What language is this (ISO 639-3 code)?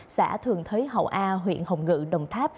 vie